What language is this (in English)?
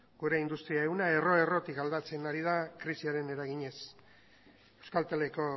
Basque